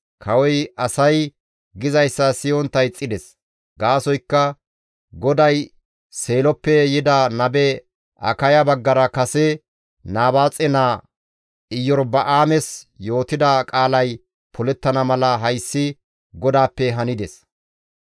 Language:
Gamo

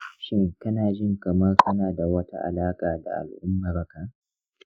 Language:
Hausa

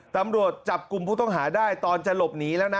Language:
Thai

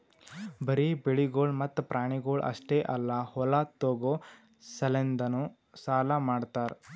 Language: Kannada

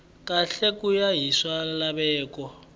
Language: Tsonga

